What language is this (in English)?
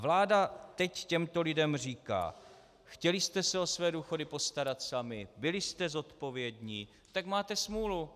Czech